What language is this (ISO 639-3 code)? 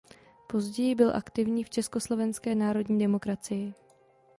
ces